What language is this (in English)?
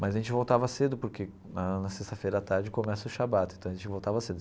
Portuguese